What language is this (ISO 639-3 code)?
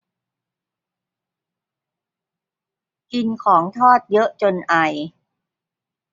tha